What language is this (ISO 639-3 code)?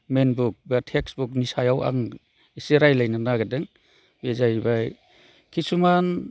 brx